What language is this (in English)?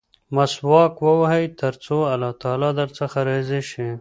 Pashto